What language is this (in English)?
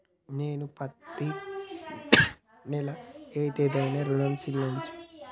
Telugu